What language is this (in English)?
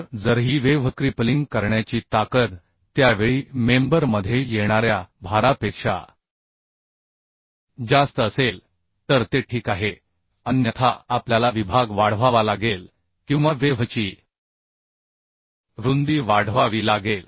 Marathi